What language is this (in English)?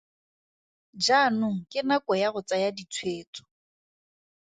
Tswana